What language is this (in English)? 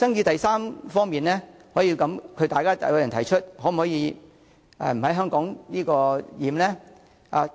Cantonese